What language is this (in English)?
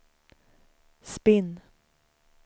Swedish